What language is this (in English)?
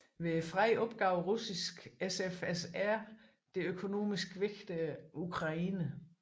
Danish